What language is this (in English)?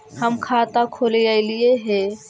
Magahi